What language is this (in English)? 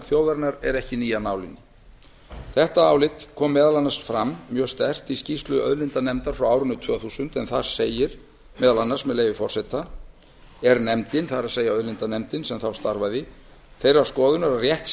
Icelandic